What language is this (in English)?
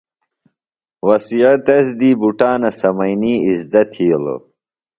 Phalura